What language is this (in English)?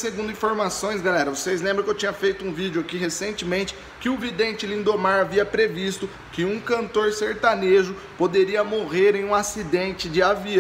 Portuguese